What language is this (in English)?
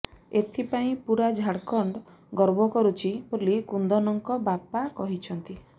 Odia